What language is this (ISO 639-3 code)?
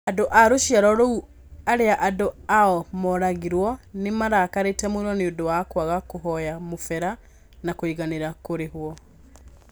kik